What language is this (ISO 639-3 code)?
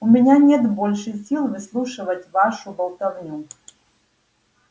rus